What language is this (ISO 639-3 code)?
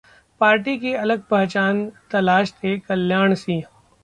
hin